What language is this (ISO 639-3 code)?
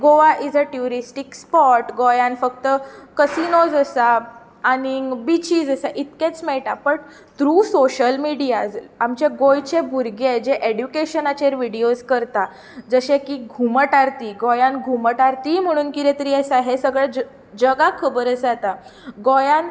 kok